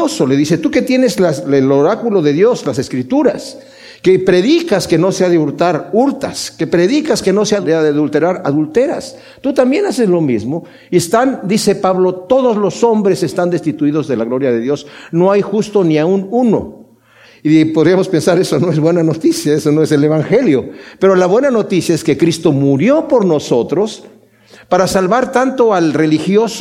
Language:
Spanish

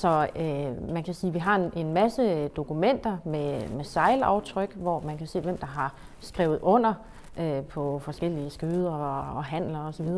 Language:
Danish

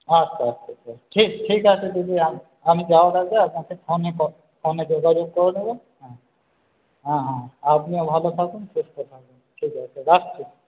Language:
Bangla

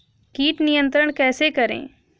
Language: Hindi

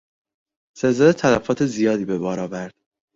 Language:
Persian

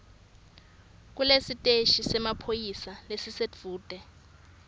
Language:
Swati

